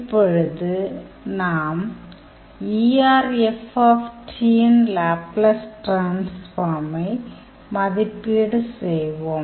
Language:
Tamil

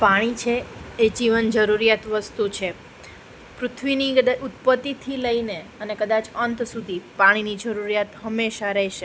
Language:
Gujarati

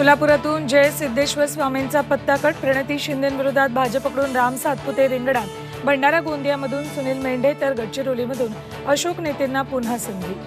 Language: Marathi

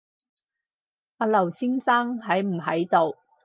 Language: Cantonese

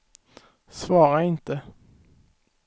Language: Swedish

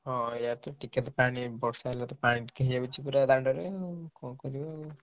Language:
Odia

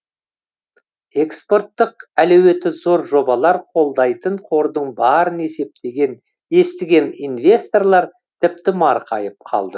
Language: Kazakh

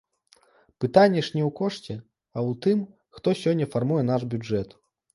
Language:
Belarusian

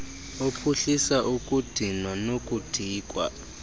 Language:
Xhosa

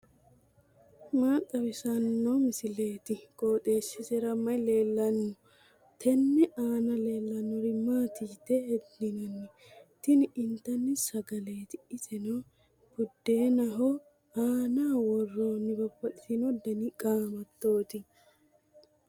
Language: Sidamo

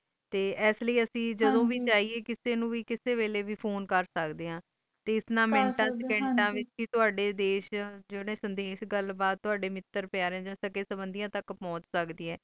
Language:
Punjabi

